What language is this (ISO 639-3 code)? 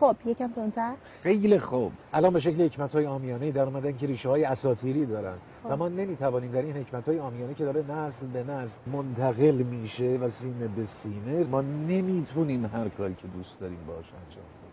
fas